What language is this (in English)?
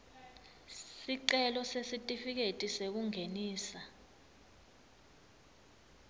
Swati